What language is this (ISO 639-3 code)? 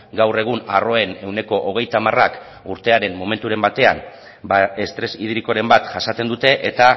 eus